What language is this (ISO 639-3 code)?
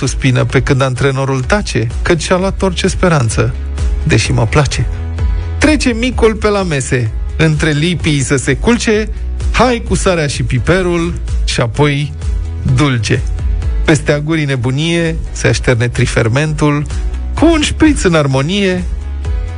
ron